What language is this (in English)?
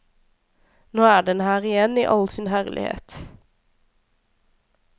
Norwegian